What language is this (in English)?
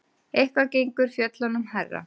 Icelandic